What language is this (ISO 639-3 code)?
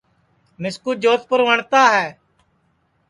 ssi